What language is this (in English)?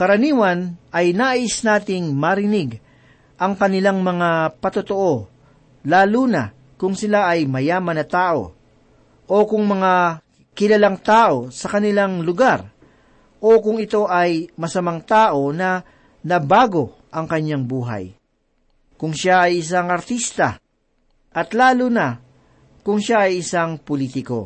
Filipino